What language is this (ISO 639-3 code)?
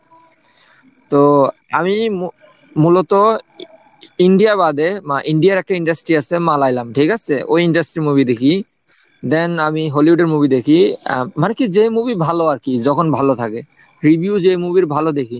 ben